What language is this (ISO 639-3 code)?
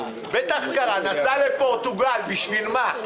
heb